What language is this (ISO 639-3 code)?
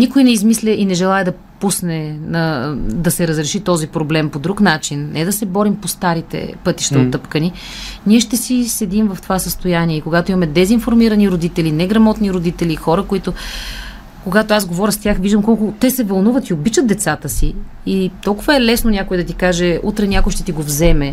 bul